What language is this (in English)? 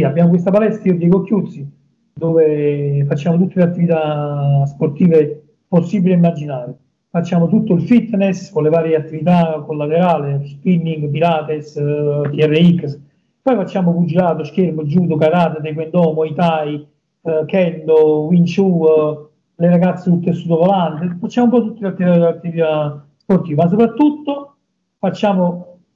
Italian